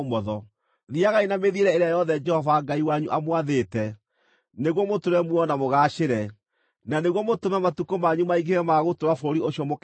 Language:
Kikuyu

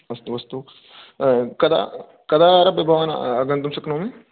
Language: Sanskrit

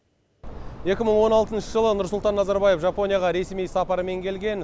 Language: Kazakh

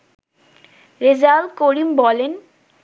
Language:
Bangla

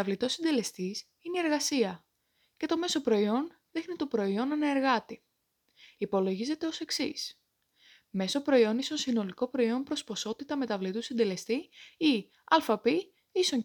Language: Greek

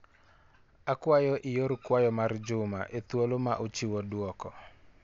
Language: Luo (Kenya and Tanzania)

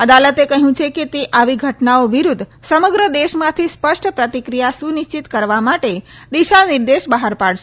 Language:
Gujarati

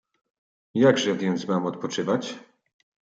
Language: Polish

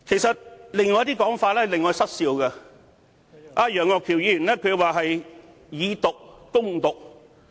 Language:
Cantonese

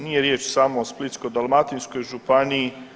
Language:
Croatian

